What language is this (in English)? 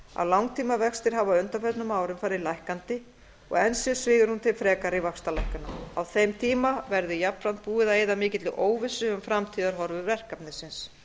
Icelandic